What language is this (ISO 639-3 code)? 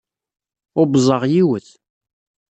kab